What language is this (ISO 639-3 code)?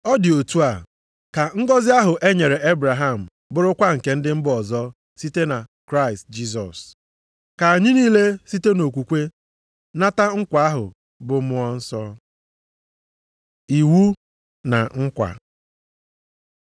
ibo